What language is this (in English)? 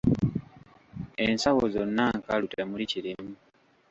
Ganda